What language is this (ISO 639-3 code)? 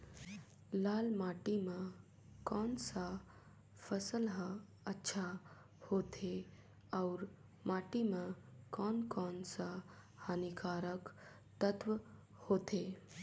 hne